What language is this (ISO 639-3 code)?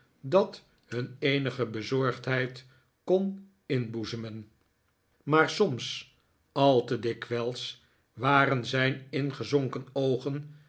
nld